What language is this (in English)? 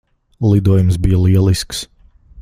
Latvian